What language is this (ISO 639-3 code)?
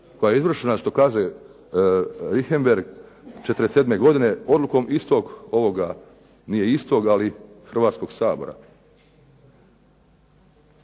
hrv